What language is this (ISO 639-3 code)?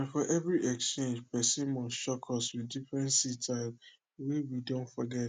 pcm